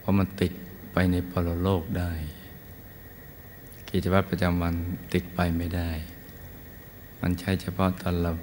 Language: Thai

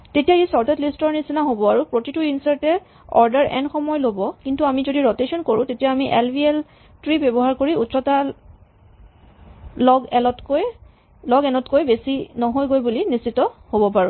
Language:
Assamese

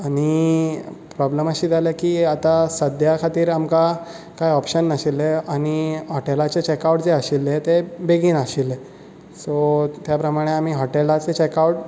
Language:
Konkani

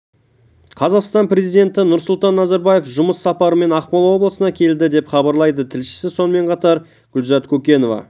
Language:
Kazakh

